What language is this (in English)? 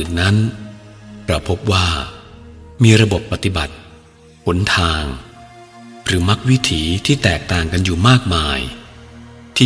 Thai